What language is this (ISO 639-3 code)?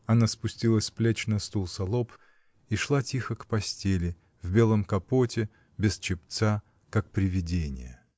rus